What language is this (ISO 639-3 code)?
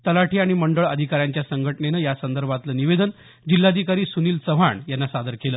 mar